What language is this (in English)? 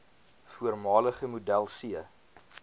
Afrikaans